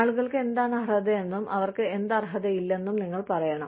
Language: Malayalam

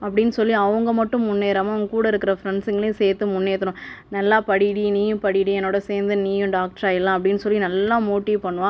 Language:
Tamil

